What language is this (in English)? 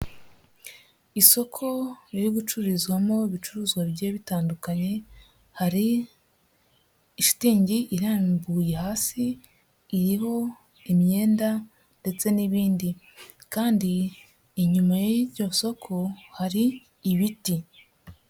Kinyarwanda